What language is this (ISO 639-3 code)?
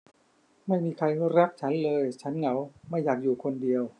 tha